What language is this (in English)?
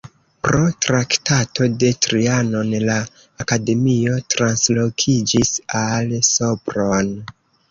Esperanto